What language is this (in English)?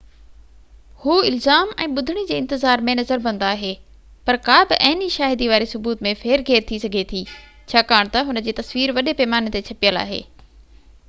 Sindhi